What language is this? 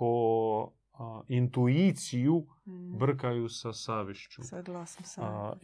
Croatian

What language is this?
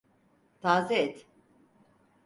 Turkish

